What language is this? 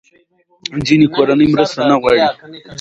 Pashto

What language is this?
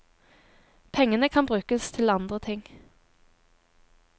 Norwegian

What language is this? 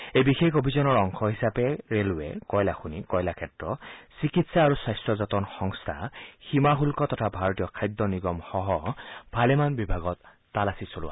Assamese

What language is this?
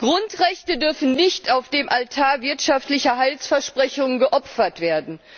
German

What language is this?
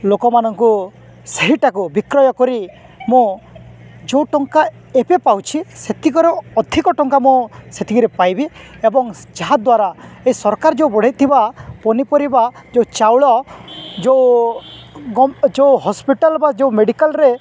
Odia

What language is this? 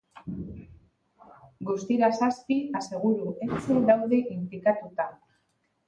Basque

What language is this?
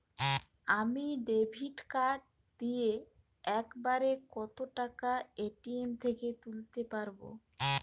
Bangla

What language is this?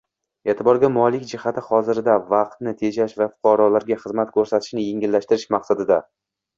Uzbek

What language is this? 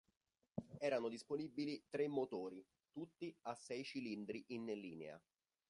Italian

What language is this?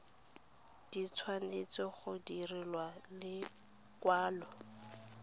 Tswana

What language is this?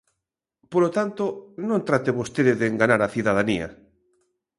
Galician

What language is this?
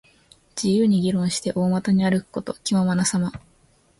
Japanese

